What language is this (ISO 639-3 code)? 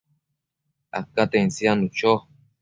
mcf